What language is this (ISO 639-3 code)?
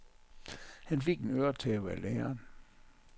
dan